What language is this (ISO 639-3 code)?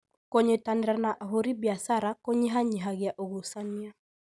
kik